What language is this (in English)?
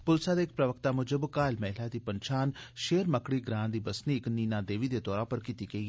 Dogri